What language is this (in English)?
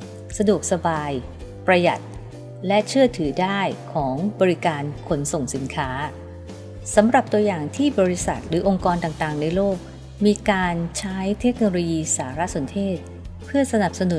Thai